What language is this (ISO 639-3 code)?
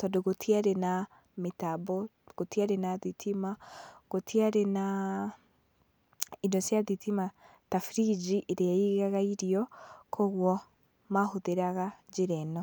kik